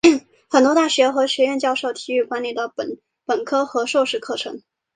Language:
Chinese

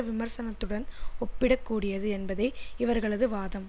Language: Tamil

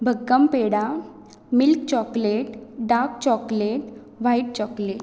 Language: Konkani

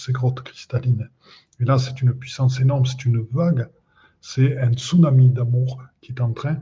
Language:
French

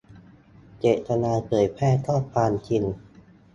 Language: Thai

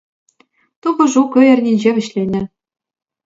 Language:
Chuvash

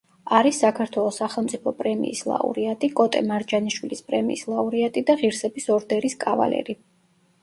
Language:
Georgian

